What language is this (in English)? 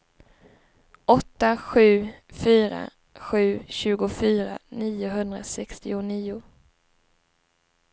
Swedish